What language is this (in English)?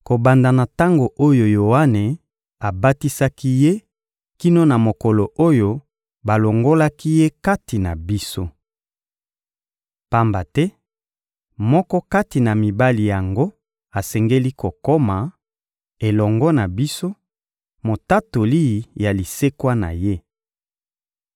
Lingala